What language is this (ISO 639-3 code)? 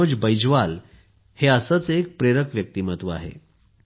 mar